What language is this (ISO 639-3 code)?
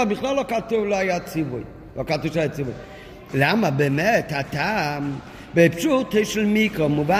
heb